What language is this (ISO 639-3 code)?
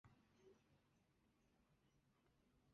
zho